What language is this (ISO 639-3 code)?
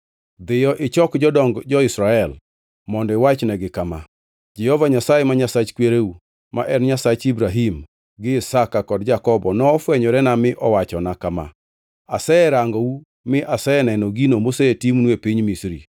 luo